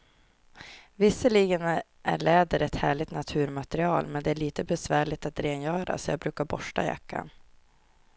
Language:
Swedish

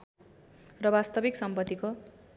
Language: Nepali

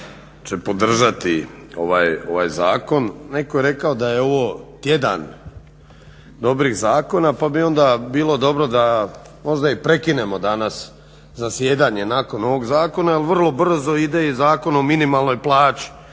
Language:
Croatian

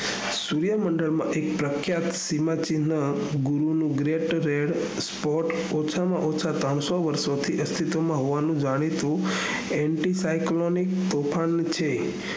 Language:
Gujarati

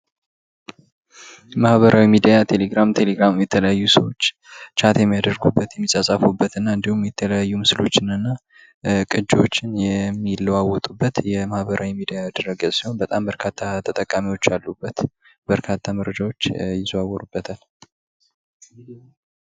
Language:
Amharic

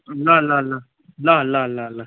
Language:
Nepali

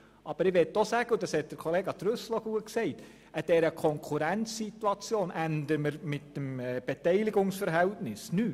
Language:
Swiss German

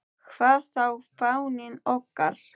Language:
Icelandic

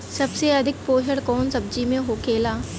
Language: Bhojpuri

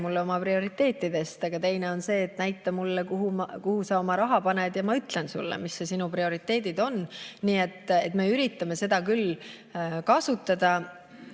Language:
Estonian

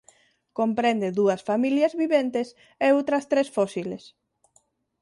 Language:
Galician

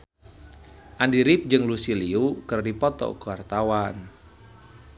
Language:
Sundanese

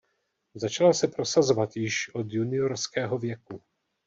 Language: Czech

